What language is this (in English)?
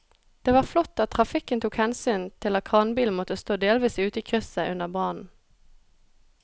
Norwegian